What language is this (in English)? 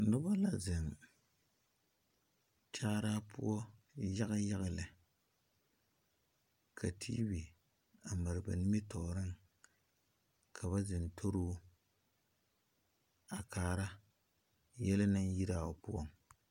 Southern Dagaare